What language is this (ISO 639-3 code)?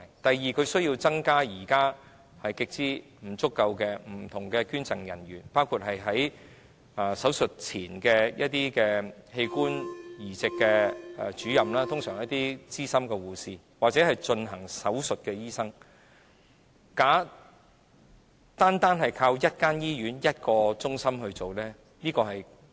yue